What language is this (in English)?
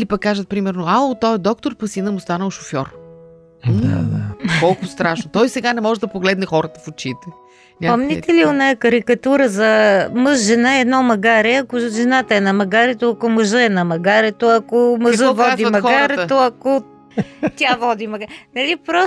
Bulgarian